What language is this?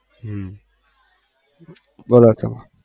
Gujarati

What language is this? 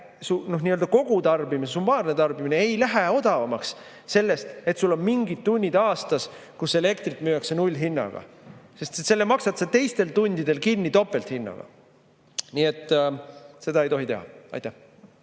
Estonian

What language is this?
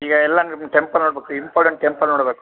Kannada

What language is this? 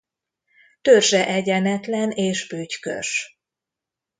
Hungarian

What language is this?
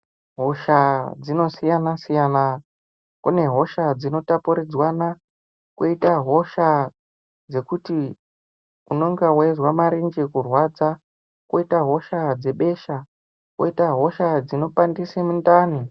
Ndau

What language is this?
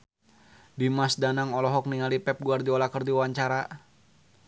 Sundanese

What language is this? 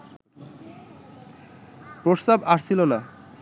Bangla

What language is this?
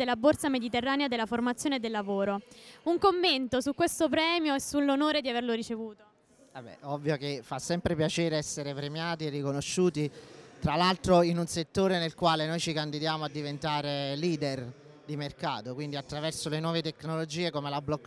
Italian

